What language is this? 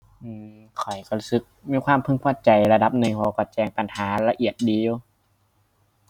Thai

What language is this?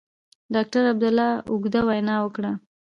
Pashto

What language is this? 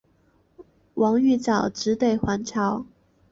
Chinese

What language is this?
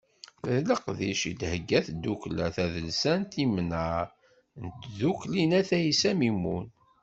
Kabyle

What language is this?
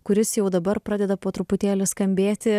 Lithuanian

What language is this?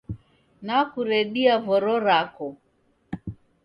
Taita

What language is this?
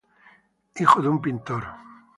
Spanish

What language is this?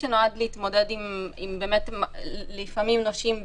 Hebrew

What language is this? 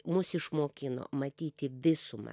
Lithuanian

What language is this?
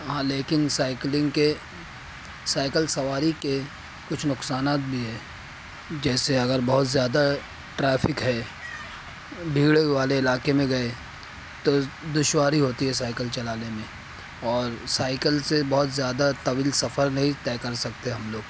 Urdu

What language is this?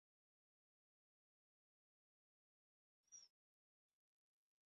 Ganda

